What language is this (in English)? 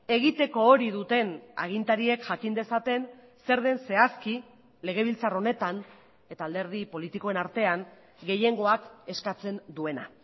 Basque